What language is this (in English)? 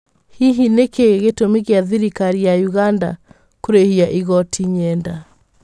Kikuyu